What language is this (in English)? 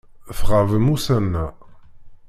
Kabyle